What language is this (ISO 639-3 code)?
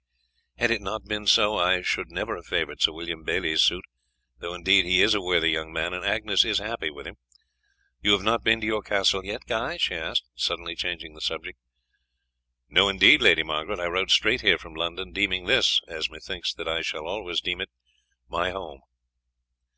eng